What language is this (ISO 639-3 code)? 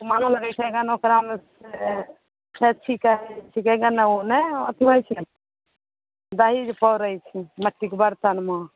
mai